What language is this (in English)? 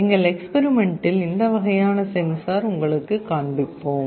Tamil